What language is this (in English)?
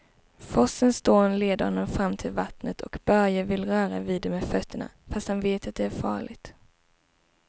Swedish